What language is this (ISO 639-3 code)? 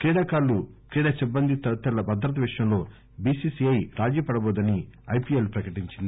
tel